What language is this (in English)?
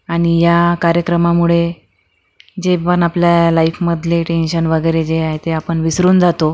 Marathi